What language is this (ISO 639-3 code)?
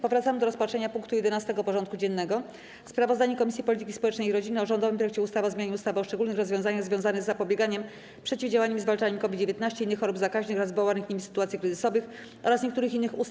pol